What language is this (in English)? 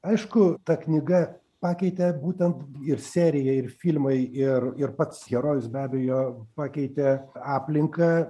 Lithuanian